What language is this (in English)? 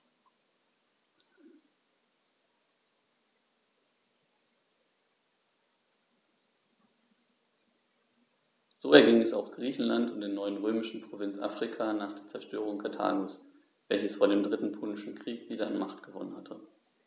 German